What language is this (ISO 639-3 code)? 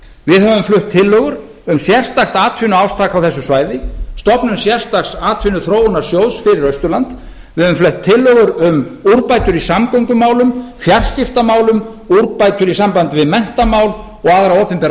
isl